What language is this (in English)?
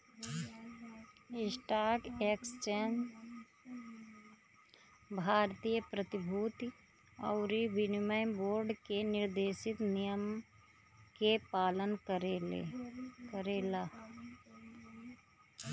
Bhojpuri